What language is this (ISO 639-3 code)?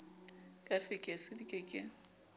sot